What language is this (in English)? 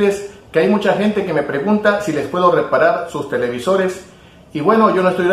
Spanish